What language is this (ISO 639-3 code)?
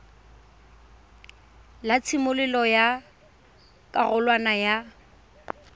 tsn